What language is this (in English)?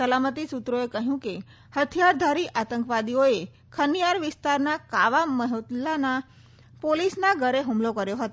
Gujarati